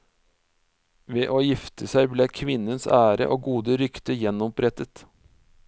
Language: Norwegian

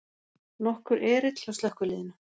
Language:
Icelandic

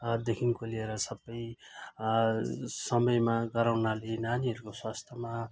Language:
Nepali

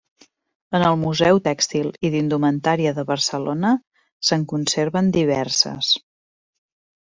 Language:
Catalan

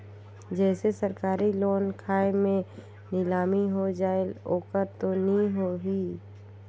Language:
Chhattisgarhi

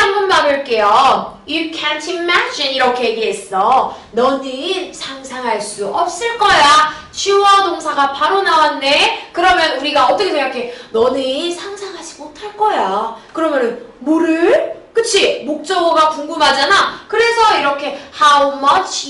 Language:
Korean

